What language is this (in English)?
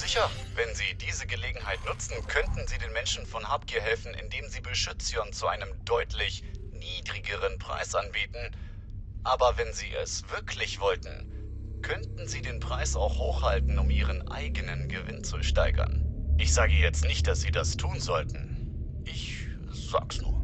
German